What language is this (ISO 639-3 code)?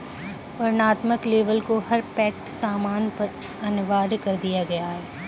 hin